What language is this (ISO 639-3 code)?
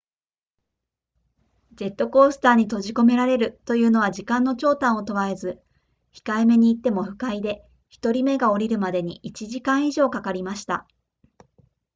jpn